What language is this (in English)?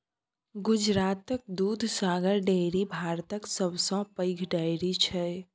Maithili